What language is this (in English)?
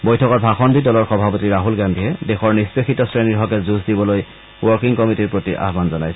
Assamese